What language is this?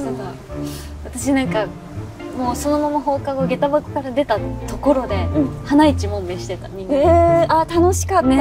Japanese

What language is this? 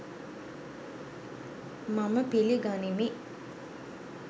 Sinhala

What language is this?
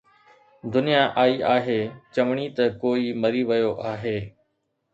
Sindhi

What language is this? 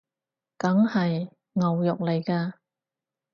Cantonese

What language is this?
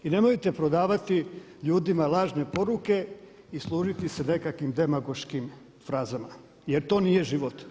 Croatian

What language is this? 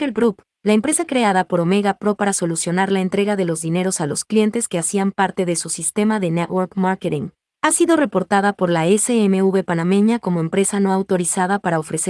Spanish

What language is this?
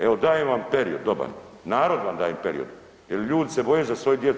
Croatian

